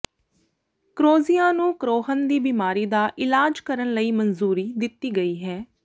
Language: Punjabi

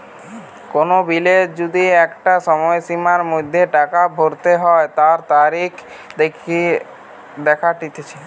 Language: Bangla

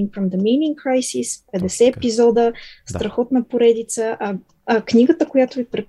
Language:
Bulgarian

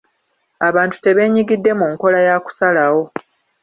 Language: Ganda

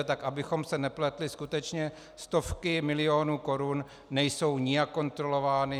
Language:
Czech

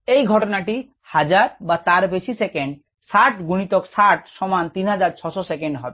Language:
Bangla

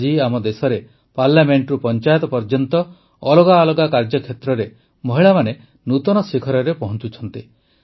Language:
Odia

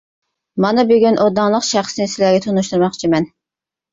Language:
Uyghur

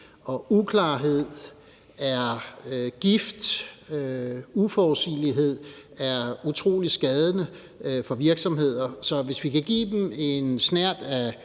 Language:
Danish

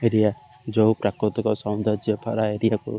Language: Odia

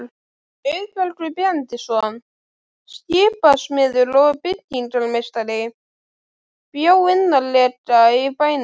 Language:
Icelandic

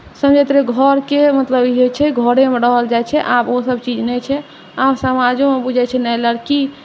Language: Maithili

